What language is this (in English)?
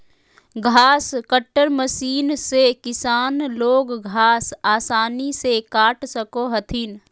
Magahi